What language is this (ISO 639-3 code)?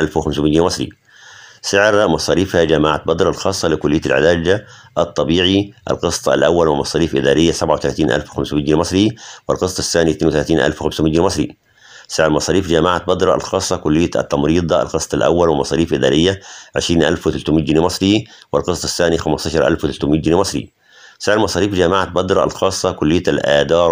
ara